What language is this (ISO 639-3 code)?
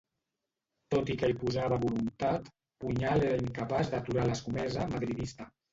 cat